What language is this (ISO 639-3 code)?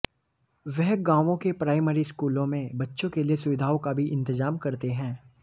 hin